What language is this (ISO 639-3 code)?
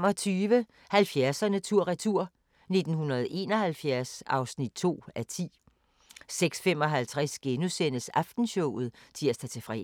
dan